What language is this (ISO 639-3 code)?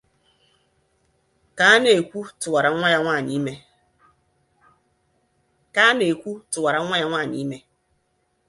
ibo